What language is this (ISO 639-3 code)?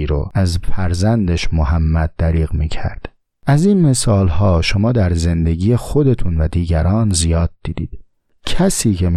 fas